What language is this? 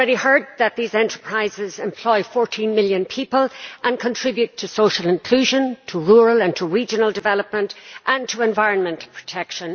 English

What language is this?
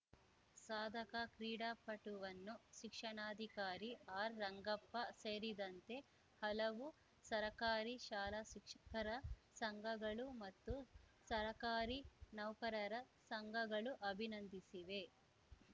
Kannada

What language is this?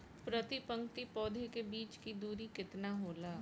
Bhojpuri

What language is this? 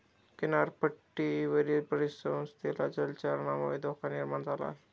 Marathi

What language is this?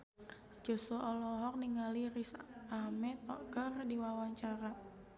Sundanese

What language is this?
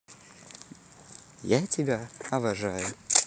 Russian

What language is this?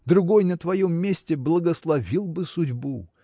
Russian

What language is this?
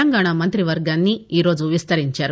Telugu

